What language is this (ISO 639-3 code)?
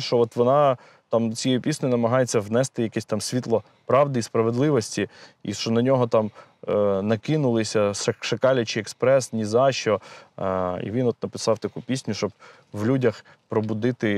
ukr